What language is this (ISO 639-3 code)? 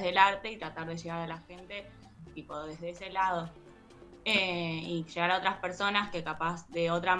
spa